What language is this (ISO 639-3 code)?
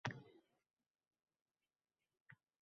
uzb